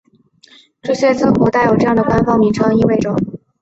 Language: Chinese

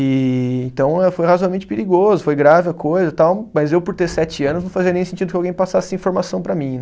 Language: Portuguese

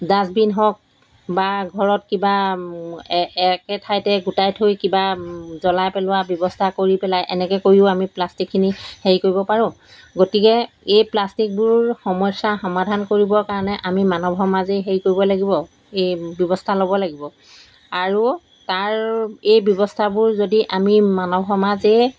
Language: Assamese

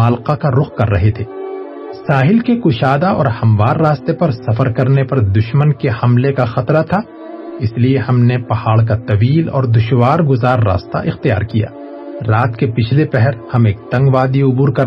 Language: Urdu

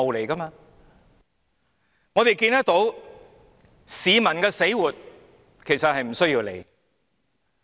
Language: Cantonese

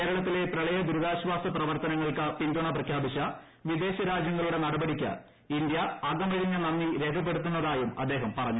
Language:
Malayalam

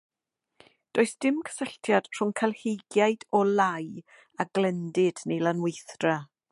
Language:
Welsh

